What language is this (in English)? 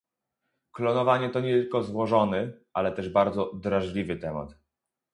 Polish